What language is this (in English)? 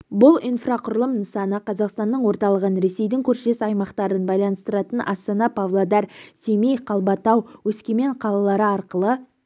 Kazakh